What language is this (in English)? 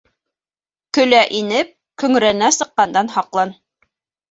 Bashkir